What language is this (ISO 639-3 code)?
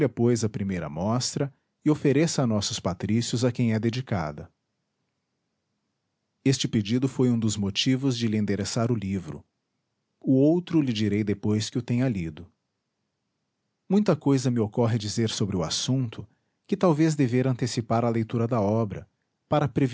por